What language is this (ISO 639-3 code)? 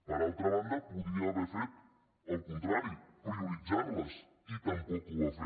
cat